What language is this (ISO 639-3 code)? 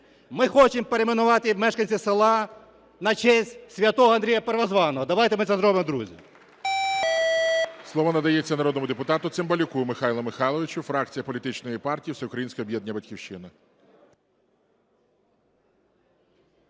ukr